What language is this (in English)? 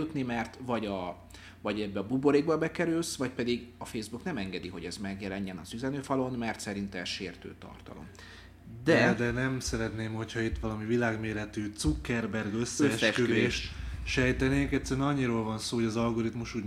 Hungarian